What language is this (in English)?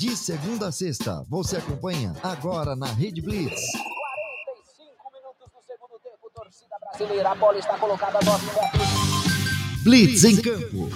Portuguese